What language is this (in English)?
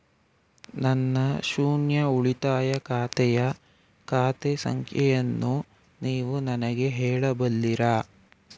Kannada